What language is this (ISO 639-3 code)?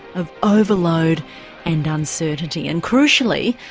eng